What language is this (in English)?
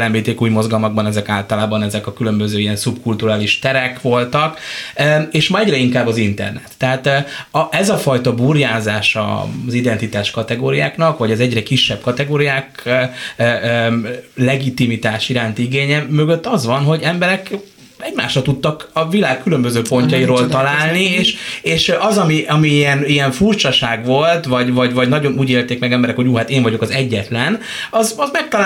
Hungarian